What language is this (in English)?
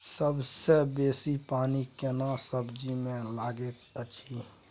Maithili